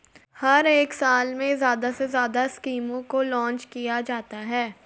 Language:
Hindi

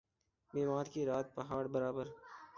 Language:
Urdu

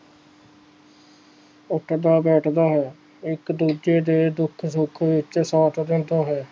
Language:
Punjabi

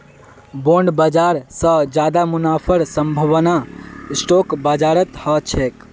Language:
Magahi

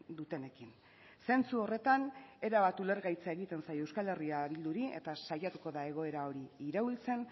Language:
Basque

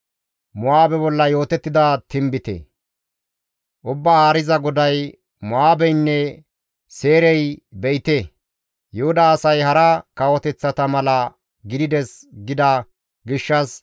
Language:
Gamo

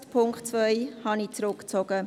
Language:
Swiss German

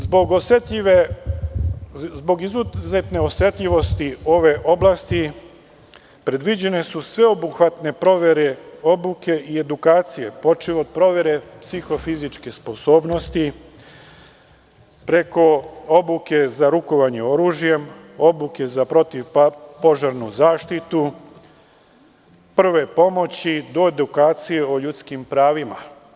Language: Serbian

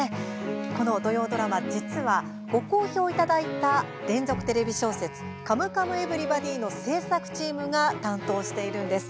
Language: Japanese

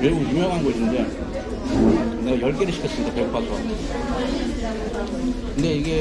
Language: Korean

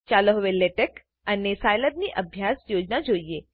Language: Gujarati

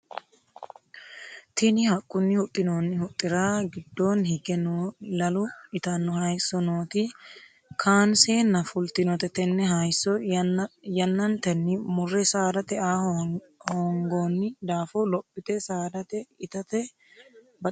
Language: Sidamo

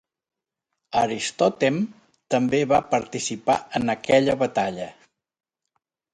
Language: Catalan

